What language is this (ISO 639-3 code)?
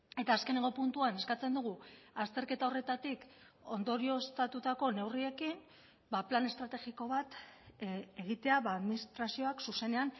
eus